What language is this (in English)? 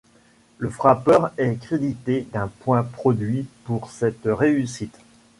French